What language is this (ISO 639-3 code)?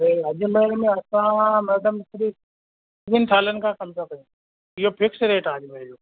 snd